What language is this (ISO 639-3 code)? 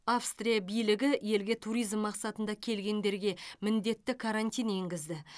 kaz